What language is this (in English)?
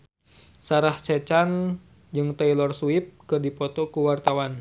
Sundanese